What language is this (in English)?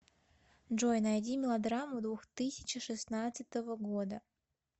Russian